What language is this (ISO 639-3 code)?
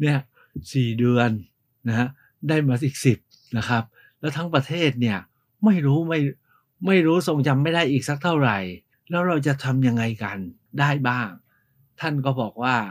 tha